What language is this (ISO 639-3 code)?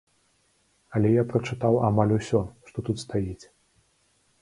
bel